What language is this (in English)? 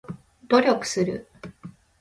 Japanese